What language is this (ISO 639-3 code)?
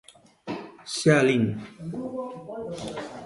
glg